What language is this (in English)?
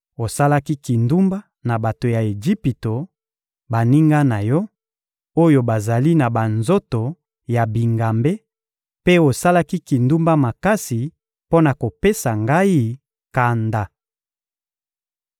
Lingala